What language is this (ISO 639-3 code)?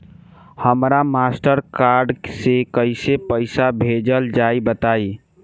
bho